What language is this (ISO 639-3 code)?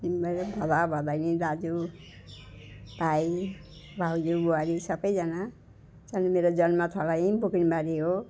nep